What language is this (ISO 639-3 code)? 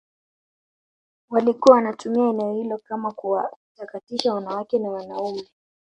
swa